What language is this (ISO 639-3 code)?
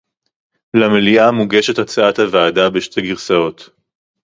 heb